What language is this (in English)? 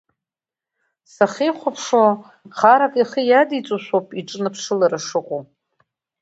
Abkhazian